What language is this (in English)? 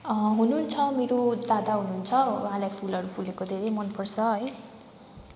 Nepali